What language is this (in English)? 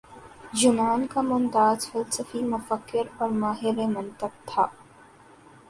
Urdu